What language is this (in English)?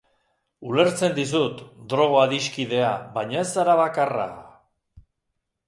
Basque